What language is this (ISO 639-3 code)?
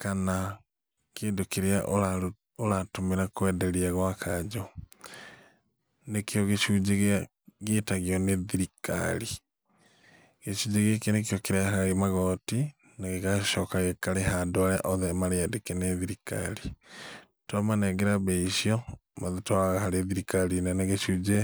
kik